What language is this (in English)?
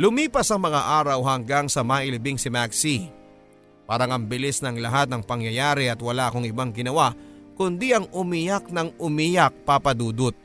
Filipino